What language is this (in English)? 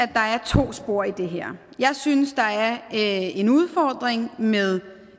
Danish